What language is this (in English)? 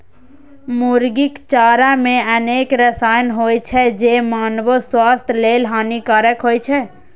Maithili